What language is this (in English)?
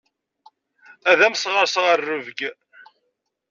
Kabyle